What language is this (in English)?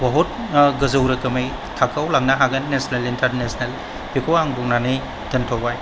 Bodo